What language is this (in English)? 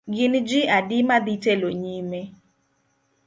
Luo (Kenya and Tanzania)